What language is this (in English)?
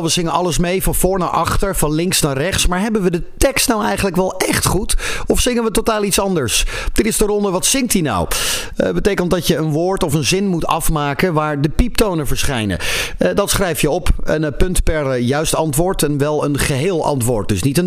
Dutch